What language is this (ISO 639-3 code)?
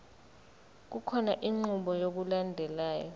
zul